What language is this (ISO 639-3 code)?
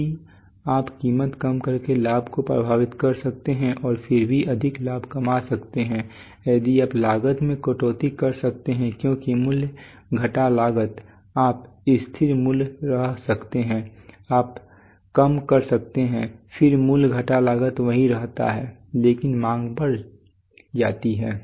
hin